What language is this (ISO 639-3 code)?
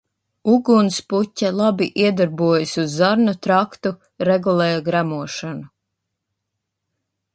lav